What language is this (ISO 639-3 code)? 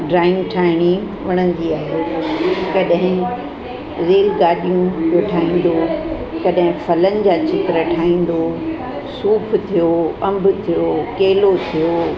snd